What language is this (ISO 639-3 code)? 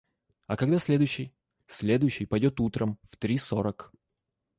rus